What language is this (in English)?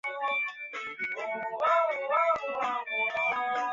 Chinese